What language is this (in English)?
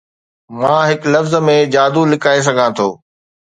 Sindhi